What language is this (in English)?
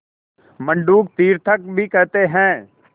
Hindi